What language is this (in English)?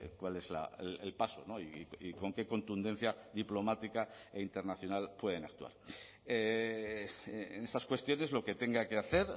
Spanish